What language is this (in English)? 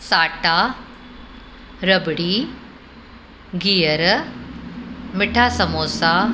Sindhi